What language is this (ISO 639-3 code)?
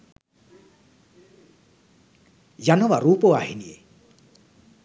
sin